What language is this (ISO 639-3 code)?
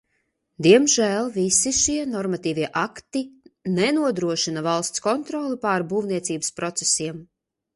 lav